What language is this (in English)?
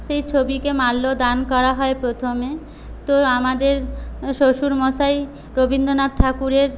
Bangla